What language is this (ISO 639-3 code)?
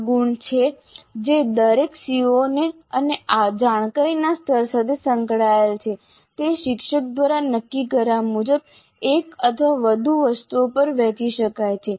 guj